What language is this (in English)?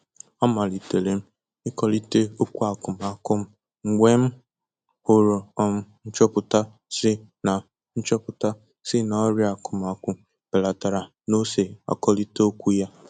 Igbo